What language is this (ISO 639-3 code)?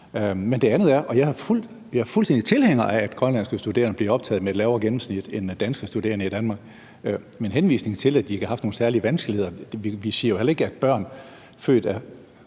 dan